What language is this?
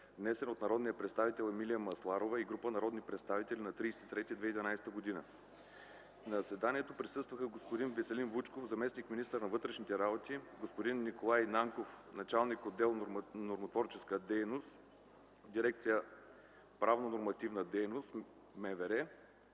Bulgarian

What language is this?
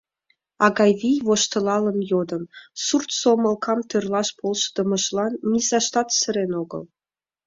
Mari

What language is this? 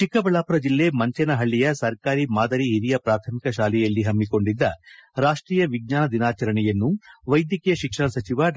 Kannada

